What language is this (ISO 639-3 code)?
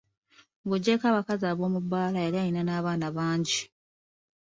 lug